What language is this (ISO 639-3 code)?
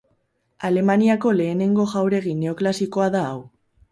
eus